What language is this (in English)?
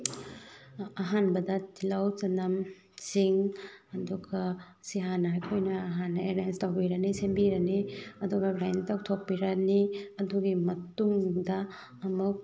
Manipuri